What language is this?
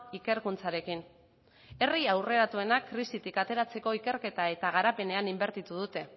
Basque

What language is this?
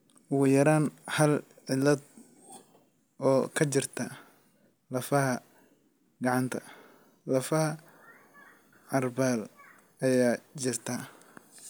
Somali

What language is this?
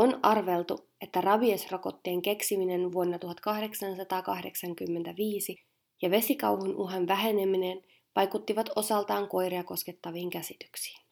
Finnish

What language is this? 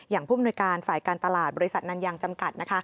Thai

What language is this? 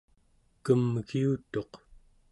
Central Yupik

